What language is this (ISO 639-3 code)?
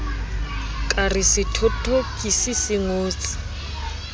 sot